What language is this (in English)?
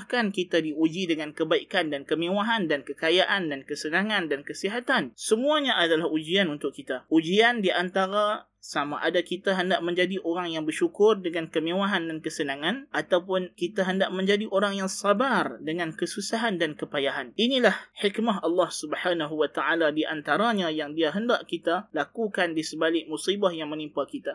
Malay